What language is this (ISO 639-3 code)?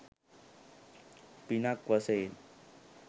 sin